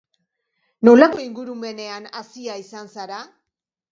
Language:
Basque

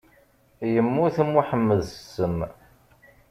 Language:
Kabyle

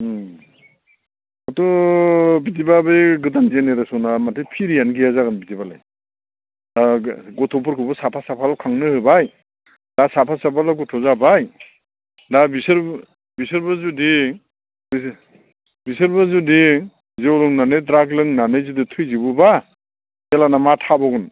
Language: Bodo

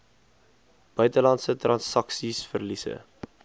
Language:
Afrikaans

